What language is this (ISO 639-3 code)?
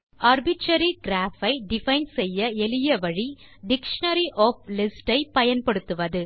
tam